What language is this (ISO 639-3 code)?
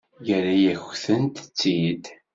kab